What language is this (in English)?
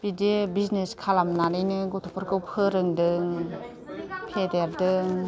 Bodo